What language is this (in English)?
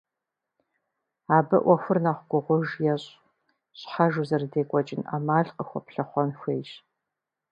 Kabardian